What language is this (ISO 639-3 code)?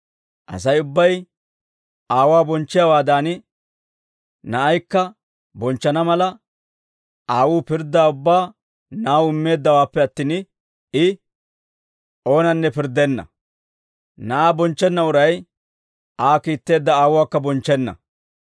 dwr